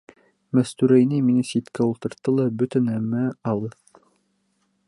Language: Bashkir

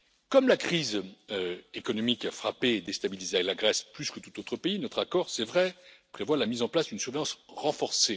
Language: French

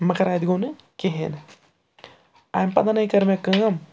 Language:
Kashmiri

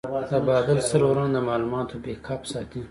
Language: Pashto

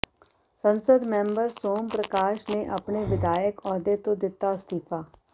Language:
Punjabi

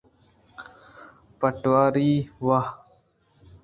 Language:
Eastern Balochi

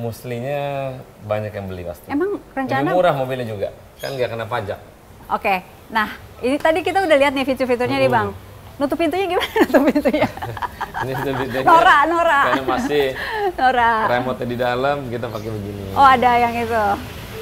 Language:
Indonesian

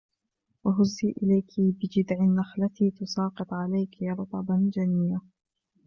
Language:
Arabic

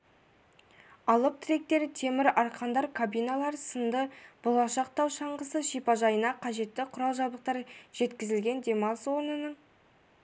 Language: Kazakh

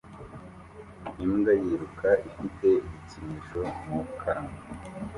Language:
Kinyarwanda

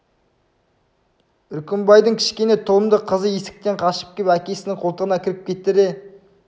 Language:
Kazakh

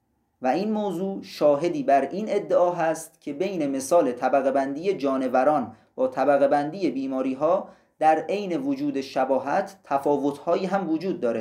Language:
Persian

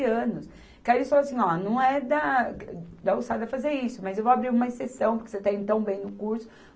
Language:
Portuguese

